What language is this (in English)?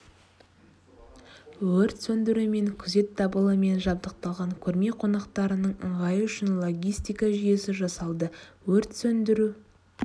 Kazakh